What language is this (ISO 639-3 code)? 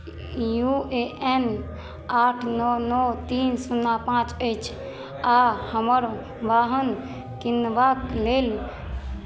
mai